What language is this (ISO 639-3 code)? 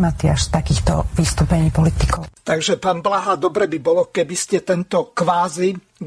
slk